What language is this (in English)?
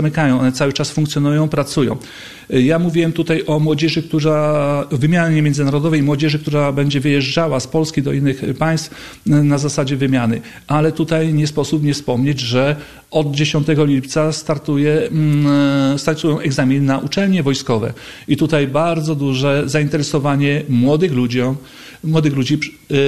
Polish